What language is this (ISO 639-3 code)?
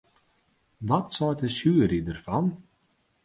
fry